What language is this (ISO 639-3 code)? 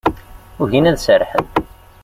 kab